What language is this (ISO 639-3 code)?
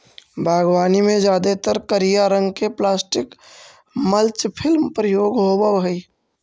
mag